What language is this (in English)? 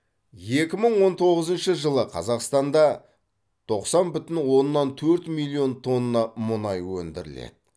Kazakh